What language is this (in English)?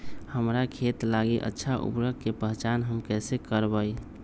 Magahi